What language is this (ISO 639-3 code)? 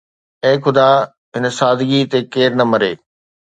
snd